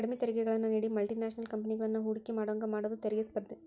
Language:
Kannada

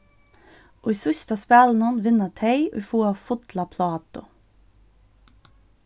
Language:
Faroese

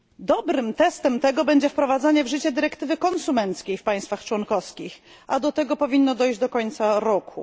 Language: Polish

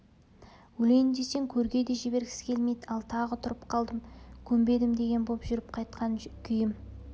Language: Kazakh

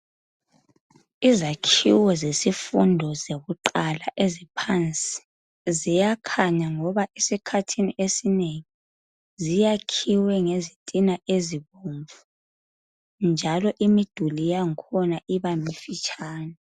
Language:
North Ndebele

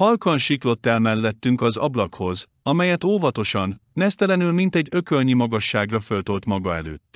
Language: Hungarian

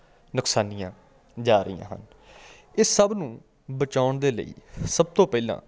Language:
Punjabi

